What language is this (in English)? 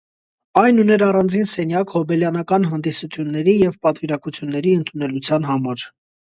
Armenian